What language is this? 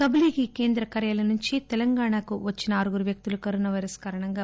Telugu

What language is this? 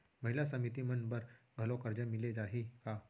Chhattisgarhi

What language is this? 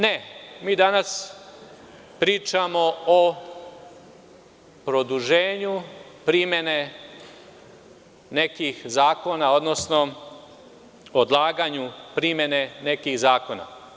Serbian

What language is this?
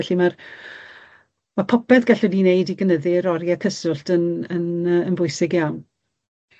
Welsh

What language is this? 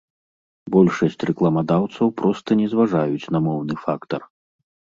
Belarusian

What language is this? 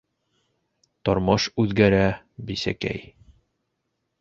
Bashkir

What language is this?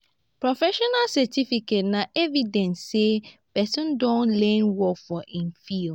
Nigerian Pidgin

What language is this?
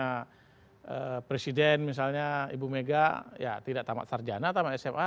Indonesian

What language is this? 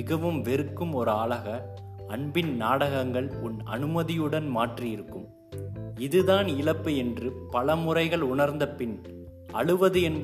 Tamil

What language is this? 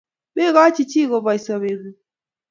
Kalenjin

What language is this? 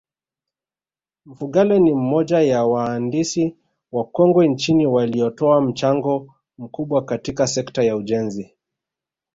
Swahili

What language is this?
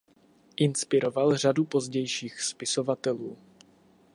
Czech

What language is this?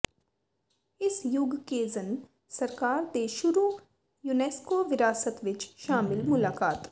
Punjabi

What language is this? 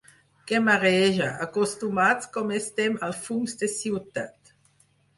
Catalan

